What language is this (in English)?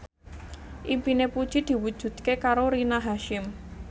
Javanese